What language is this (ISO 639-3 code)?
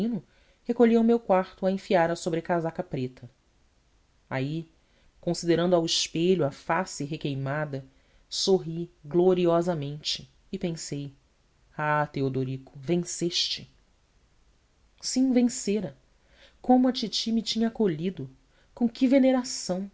por